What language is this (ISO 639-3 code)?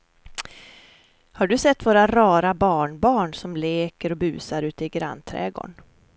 swe